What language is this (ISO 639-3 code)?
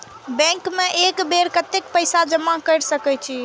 mai